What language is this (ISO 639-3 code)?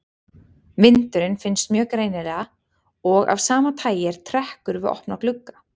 isl